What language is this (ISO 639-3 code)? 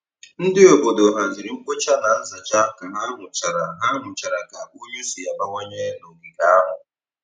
ibo